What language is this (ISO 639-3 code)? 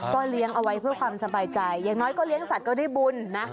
tha